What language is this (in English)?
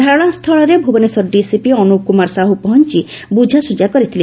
Odia